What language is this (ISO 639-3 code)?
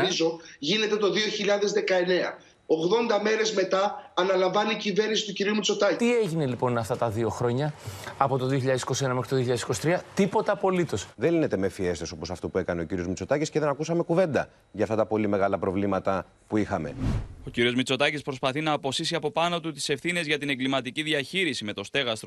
ell